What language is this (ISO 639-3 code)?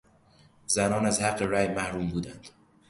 fas